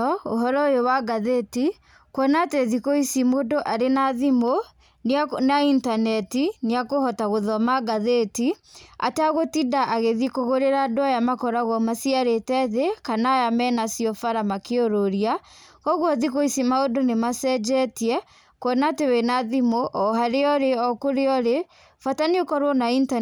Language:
Kikuyu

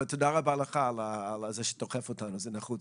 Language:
Hebrew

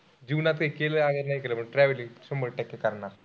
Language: Marathi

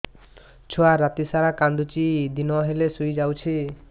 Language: Odia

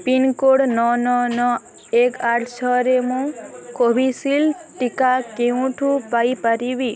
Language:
Odia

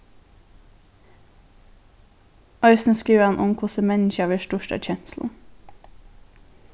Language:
Faroese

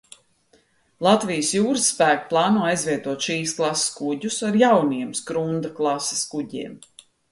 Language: Latvian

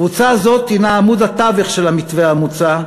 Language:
Hebrew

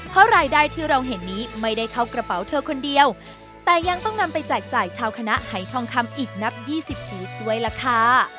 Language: Thai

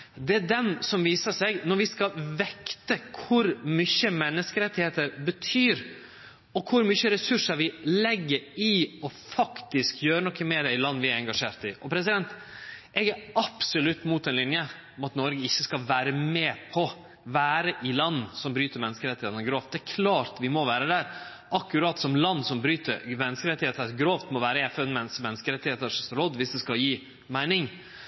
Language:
Norwegian Nynorsk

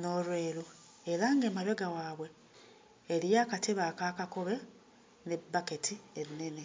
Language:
Ganda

